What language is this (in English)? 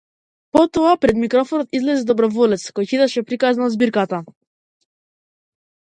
Macedonian